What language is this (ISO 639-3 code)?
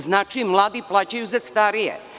srp